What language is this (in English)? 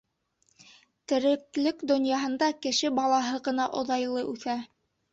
Bashkir